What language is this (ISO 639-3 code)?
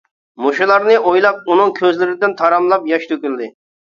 uig